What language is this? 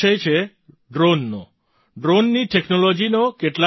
Gujarati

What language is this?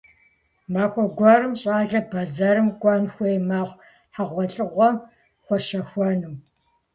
Kabardian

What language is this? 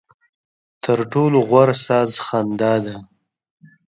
Pashto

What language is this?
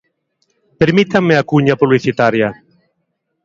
Galician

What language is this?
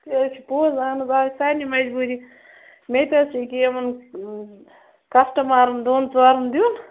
Kashmiri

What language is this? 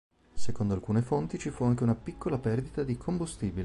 Italian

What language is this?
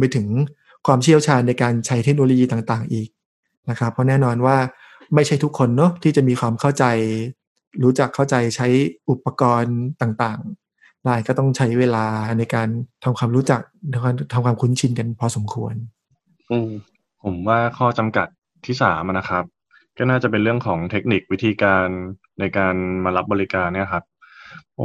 Thai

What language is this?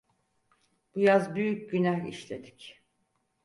Turkish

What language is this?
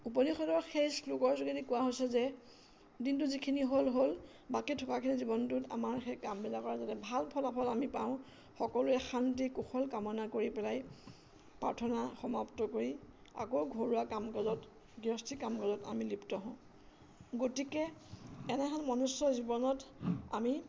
Assamese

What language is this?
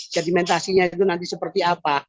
Indonesian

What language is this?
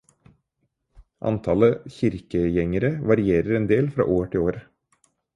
Norwegian Bokmål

